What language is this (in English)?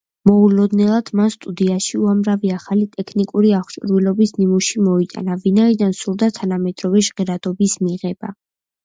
Georgian